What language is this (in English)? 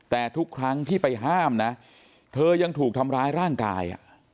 Thai